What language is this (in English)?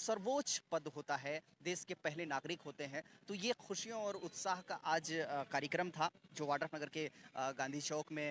Hindi